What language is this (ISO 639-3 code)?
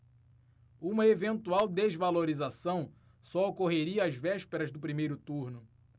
por